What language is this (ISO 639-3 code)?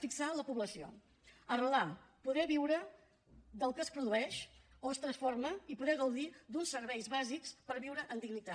cat